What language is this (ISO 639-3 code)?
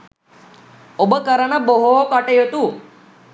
sin